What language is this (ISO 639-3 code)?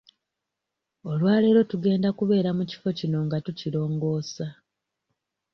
lug